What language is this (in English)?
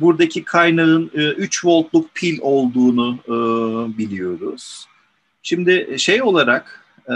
Turkish